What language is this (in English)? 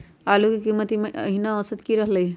Magahi